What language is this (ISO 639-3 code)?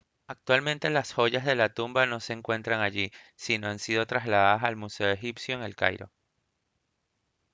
spa